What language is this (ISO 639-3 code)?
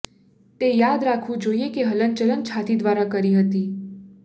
guj